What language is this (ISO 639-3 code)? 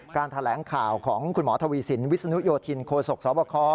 tha